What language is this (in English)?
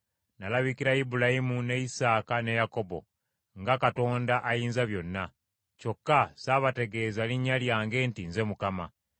Ganda